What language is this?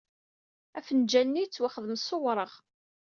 Kabyle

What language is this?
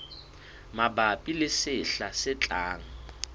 Southern Sotho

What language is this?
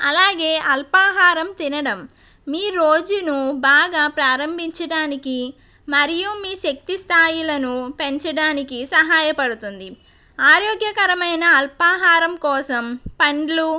Telugu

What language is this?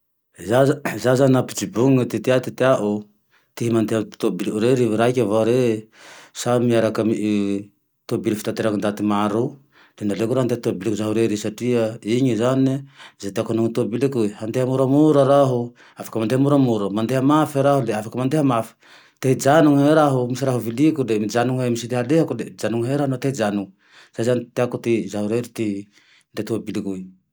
Tandroy-Mahafaly Malagasy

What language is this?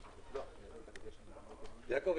Hebrew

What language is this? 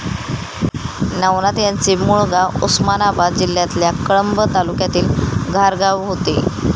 Marathi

